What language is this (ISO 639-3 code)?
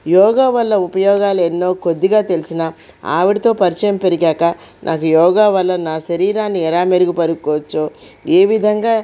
tel